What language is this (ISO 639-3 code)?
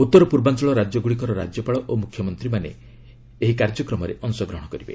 ori